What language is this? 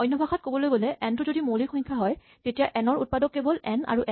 Assamese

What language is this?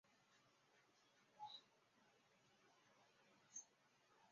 Chinese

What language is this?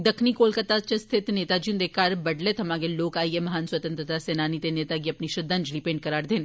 Dogri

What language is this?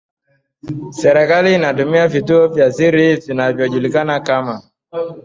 Swahili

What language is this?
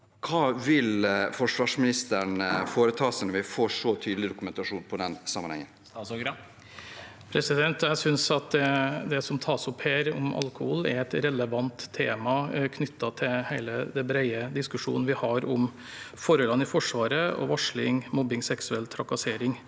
Norwegian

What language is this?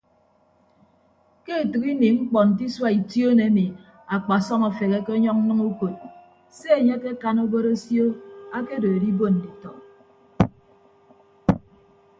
Ibibio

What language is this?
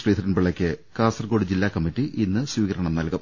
Malayalam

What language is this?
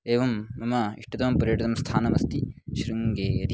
Sanskrit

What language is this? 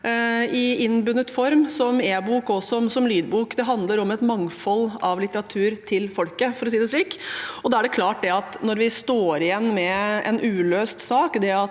Norwegian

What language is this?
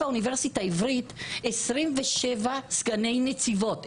Hebrew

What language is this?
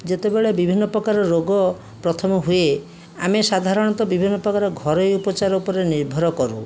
Odia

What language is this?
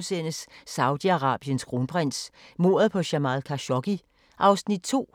Danish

